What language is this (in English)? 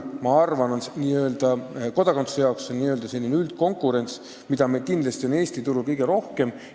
Estonian